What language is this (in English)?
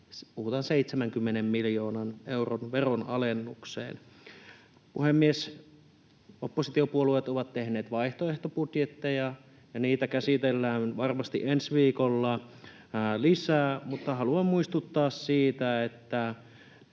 Finnish